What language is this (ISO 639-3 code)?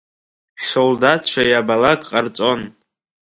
abk